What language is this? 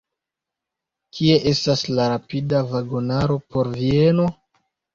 Esperanto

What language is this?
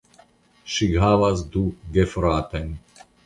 Esperanto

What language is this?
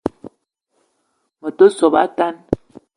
Eton (Cameroon)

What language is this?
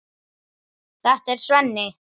Icelandic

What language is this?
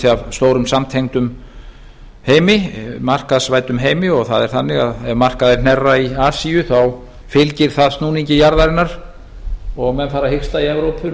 Icelandic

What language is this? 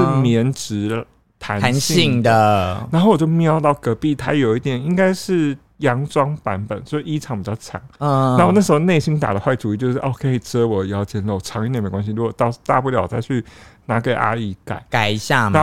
Chinese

